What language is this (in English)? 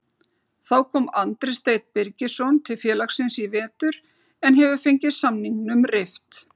Icelandic